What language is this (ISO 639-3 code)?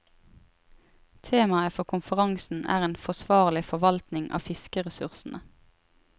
nor